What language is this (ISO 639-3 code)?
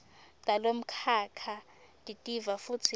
ssw